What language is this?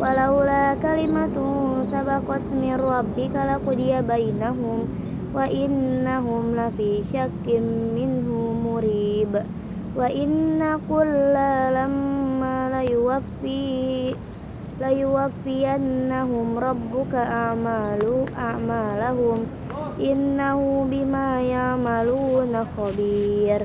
Indonesian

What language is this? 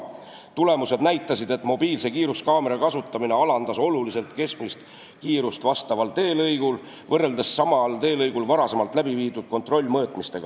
Estonian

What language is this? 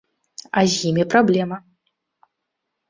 Belarusian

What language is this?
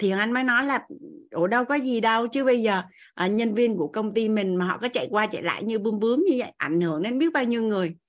Vietnamese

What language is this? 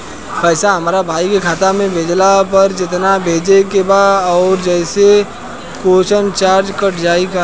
Bhojpuri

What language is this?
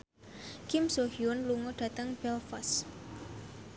Javanese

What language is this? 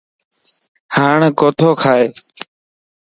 Lasi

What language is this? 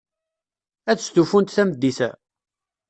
Kabyle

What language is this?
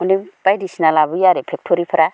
Bodo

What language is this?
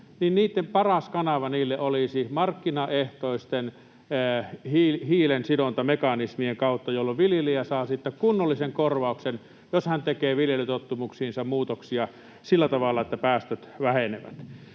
Finnish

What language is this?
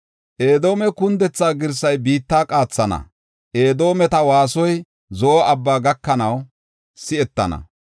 Gofa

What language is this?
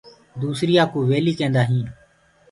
Gurgula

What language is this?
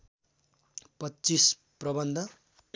Nepali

